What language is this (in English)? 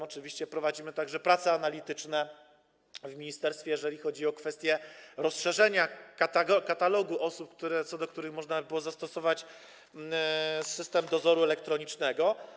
Polish